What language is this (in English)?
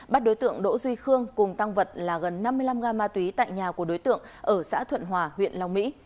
Vietnamese